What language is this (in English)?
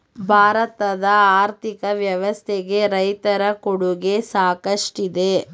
Kannada